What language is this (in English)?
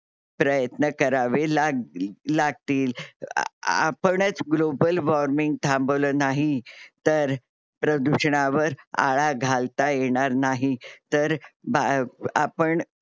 Marathi